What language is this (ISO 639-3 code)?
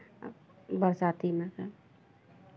mai